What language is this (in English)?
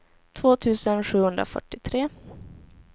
Swedish